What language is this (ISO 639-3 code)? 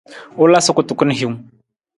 nmz